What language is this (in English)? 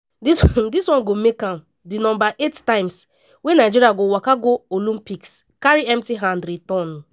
Nigerian Pidgin